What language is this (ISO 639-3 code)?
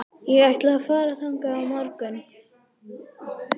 isl